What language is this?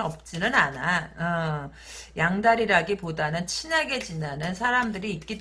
Korean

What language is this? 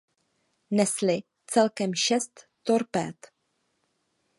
Czech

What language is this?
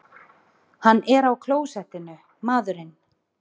Icelandic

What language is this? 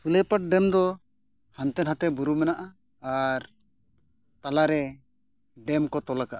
Santali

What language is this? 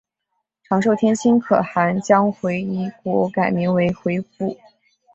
Chinese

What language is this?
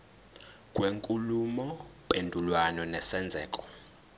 Zulu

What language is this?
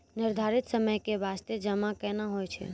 Maithili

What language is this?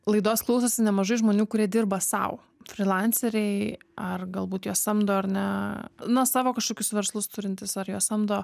Lithuanian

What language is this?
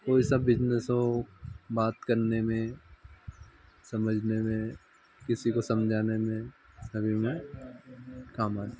Hindi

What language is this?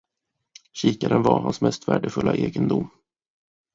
Swedish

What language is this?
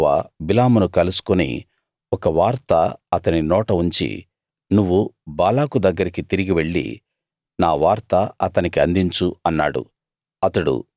Telugu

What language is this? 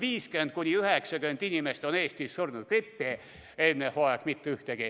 Estonian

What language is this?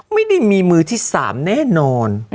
Thai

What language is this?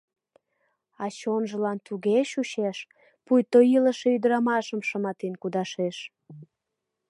Mari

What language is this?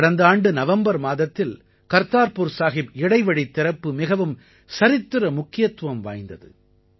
Tamil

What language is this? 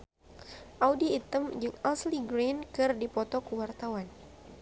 Sundanese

